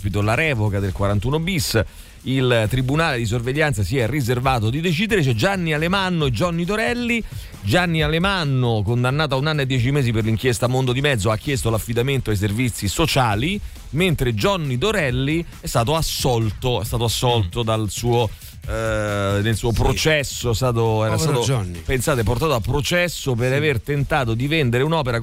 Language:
Italian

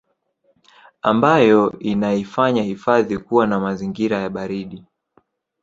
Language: Swahili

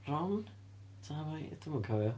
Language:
Welsh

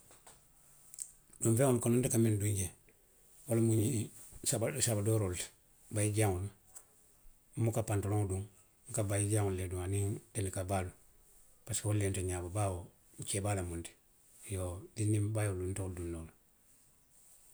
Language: Western Maninkakan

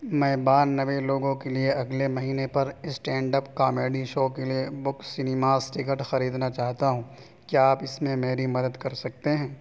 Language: Urdu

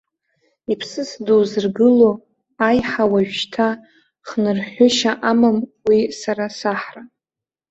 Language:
Abkhazian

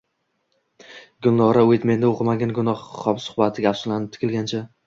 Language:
Uzbek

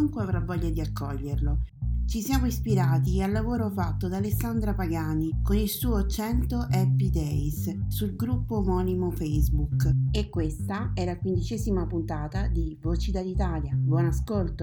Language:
Italian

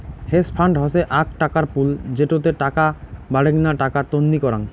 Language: Bangla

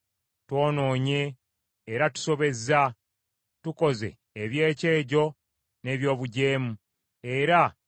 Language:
Ganda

